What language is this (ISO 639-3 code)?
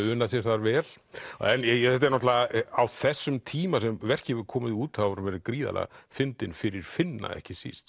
isl